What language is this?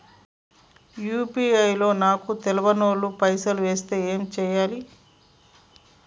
Telugu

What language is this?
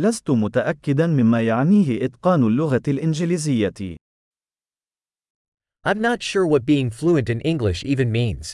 Arabic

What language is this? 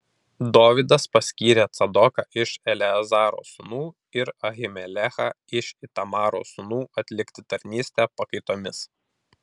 Lithuanian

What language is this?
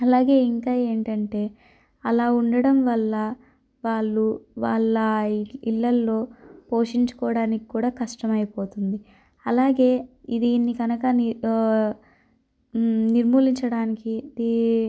Telugu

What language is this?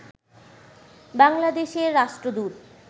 Bangla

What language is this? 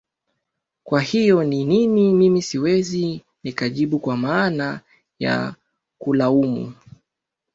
Swahili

